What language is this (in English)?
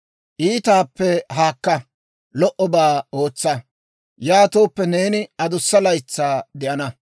Dawro